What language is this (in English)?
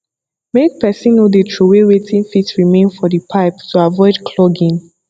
Nigerian Pidgin